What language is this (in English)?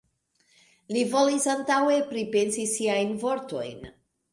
Esperanto